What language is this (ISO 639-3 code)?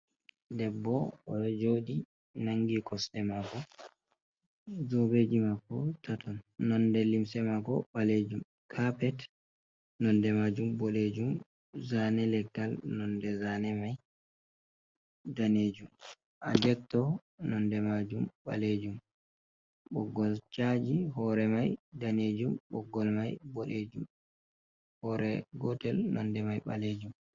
ful